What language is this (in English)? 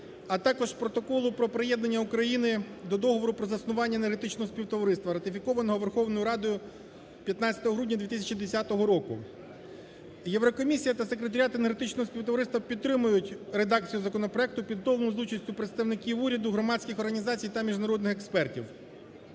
Ukrainian